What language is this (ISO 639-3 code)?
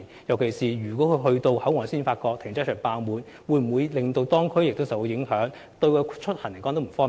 yue